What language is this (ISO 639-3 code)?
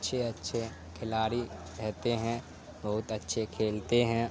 urd